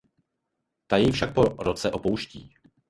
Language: Czech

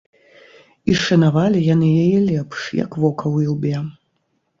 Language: Belarusian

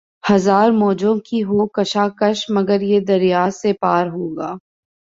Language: Urdu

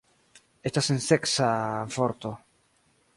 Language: Esperanto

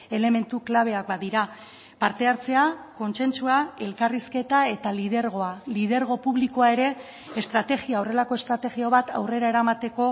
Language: Basque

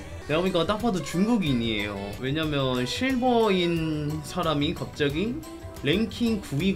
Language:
Korean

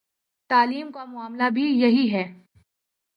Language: Urdu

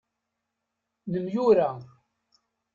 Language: Kabyle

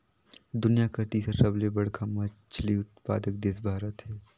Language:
Chhattisgarhi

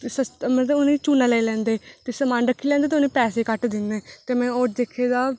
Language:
Dogri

